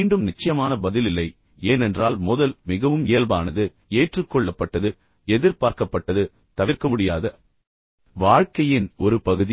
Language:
Tamil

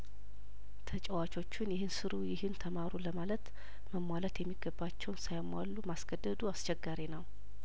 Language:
Amharic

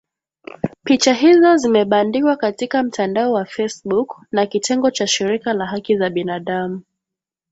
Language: Swahili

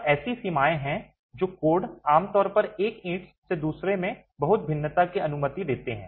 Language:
Hindi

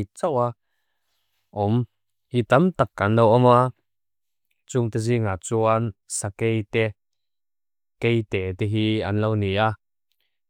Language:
Mizo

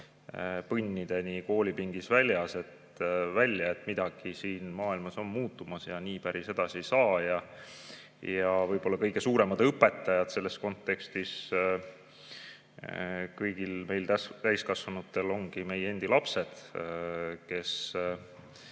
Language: Estonian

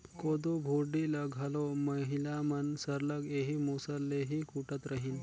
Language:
Chhattisgarhi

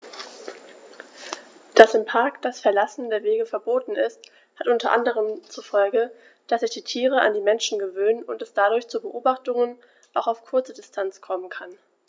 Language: German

